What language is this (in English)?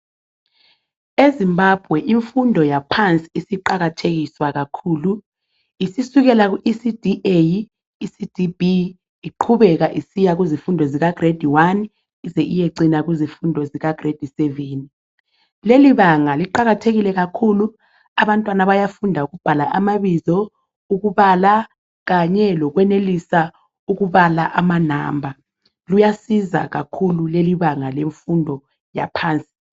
North Ndebele